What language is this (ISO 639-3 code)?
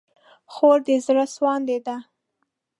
pus